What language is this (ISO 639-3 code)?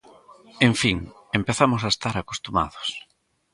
glg